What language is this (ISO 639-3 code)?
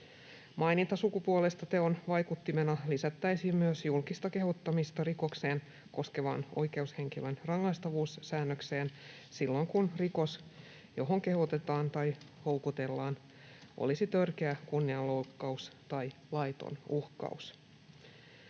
fin